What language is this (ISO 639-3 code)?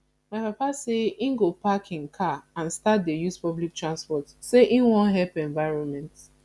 pcm